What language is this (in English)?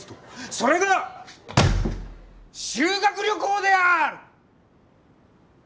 Japanese